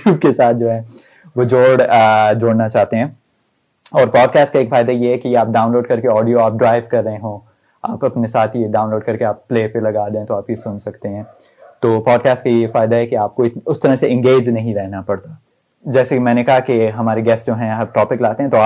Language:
Urdu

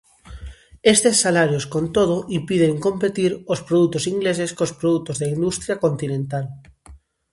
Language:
Galician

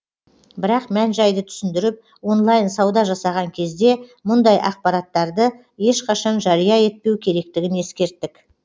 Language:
Kazakh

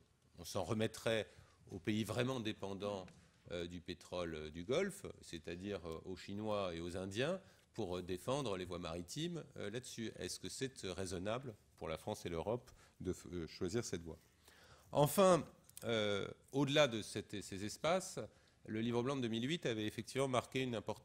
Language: French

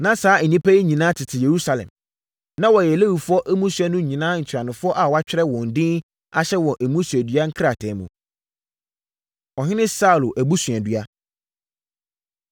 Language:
Akan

